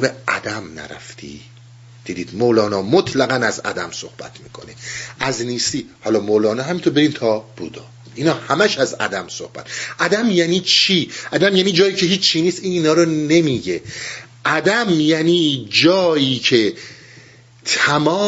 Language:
Persian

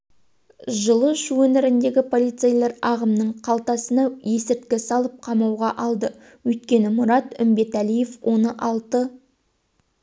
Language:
Kazakh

